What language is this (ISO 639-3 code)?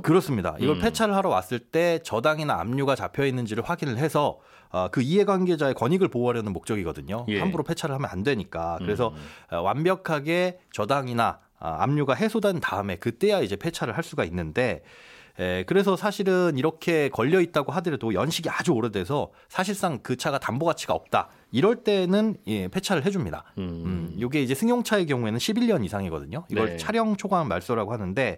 kor